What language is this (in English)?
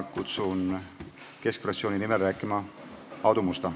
Estonian